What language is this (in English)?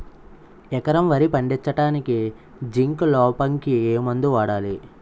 Telugu